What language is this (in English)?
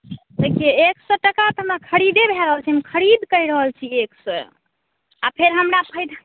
Maithili